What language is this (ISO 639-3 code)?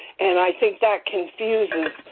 eng